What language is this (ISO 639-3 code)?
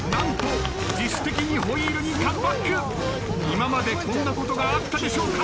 jpn